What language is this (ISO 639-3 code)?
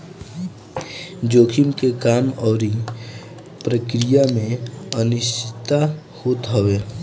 bho